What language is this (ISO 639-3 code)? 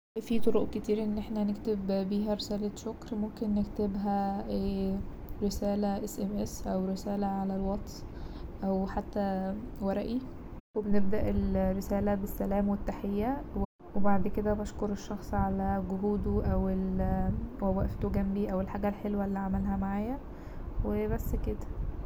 arz